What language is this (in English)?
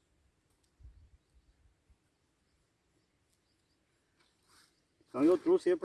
Portuguese